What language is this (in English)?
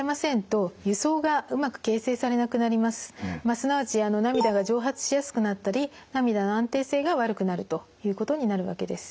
Japanese